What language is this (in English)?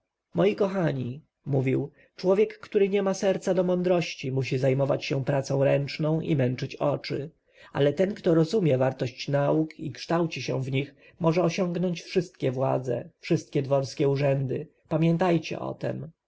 Polish